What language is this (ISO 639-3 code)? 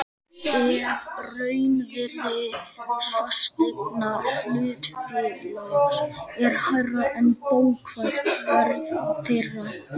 isl